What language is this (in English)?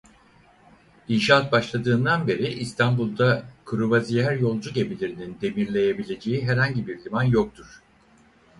Turkish